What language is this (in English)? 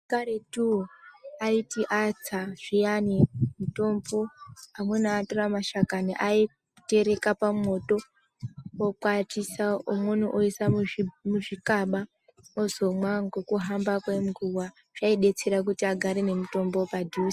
Ndau